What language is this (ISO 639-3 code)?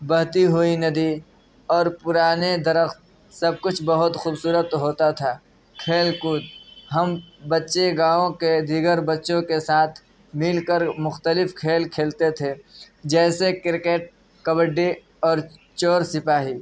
urd